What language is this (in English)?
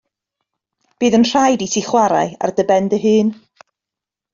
Welsh